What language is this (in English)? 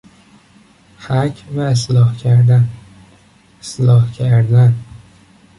Persian